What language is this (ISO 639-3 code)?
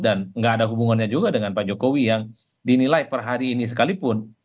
ind